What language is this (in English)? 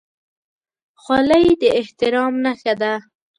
Pashto